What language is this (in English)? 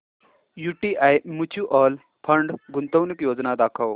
Marathi